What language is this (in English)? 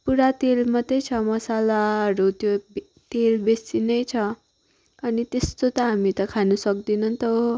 Nepali